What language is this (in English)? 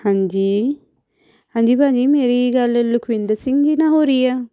Punjabi